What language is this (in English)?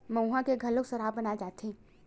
Chhattisgarhi